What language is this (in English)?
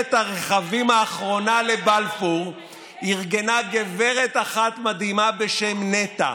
Hebrew